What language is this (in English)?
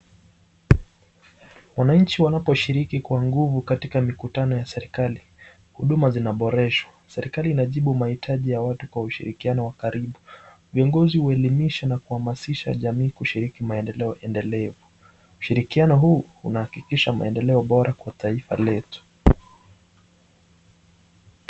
Swahili